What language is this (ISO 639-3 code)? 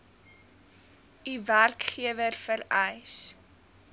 afr